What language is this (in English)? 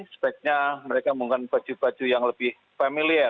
Indonesian